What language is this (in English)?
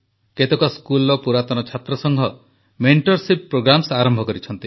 Odia